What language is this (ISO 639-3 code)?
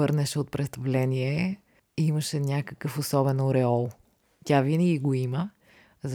bul